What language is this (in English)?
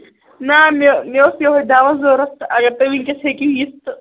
Kashmiri